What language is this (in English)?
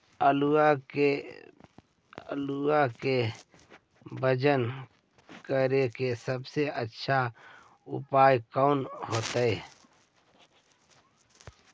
Magahi